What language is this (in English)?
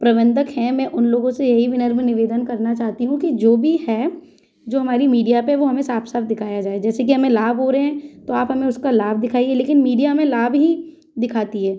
Hindi